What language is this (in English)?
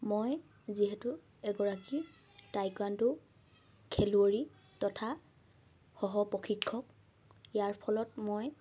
Assamese